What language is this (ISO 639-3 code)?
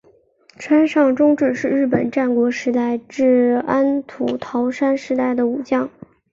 zho